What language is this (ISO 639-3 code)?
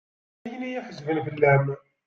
kab